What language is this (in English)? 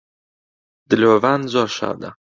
Central Kurdish